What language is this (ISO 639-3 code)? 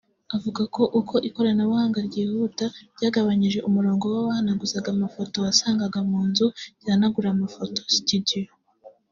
kin